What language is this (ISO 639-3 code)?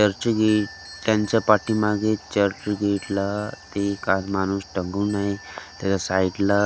mar